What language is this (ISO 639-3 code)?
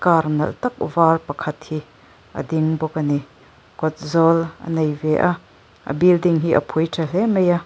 lus